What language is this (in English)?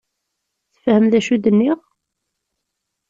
Kabyle